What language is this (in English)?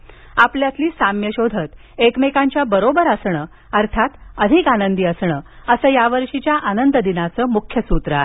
Marathi